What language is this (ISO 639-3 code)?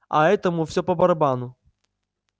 rus